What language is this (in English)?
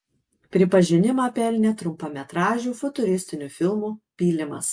Lithuanian